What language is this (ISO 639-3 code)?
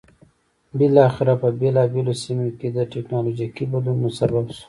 pus